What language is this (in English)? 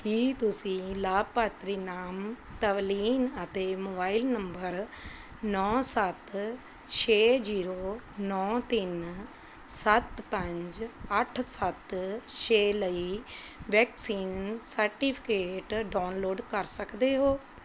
Punjabi